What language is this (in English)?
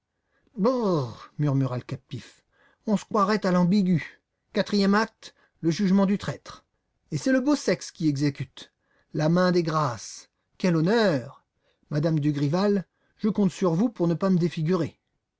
French